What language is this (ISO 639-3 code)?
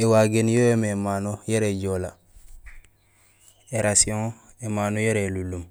gsl